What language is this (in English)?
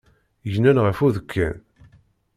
Kabyle